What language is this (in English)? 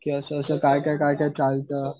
Marathi